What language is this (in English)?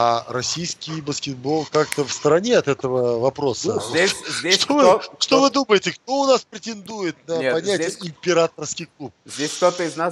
Russian